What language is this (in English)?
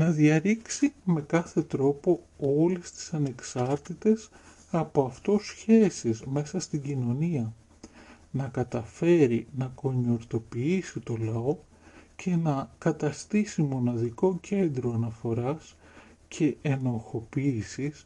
Greek